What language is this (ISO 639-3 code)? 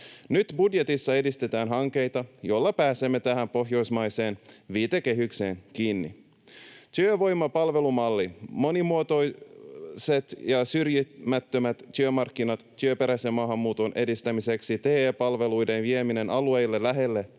fin